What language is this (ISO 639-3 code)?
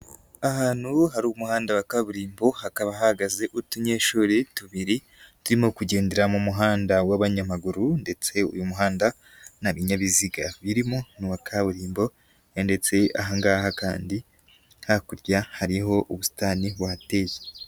kin